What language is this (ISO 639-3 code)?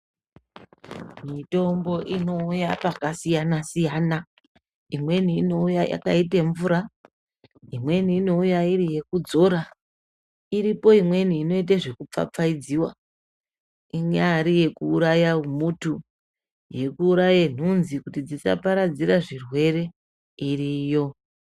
ndc